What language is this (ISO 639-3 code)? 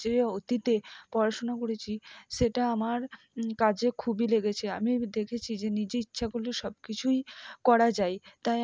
ben